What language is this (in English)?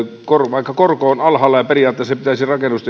Finnish